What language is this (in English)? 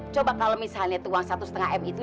Indonesian